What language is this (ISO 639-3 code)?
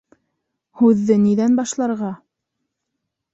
bak